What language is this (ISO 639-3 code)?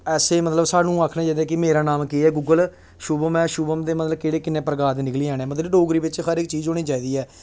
doi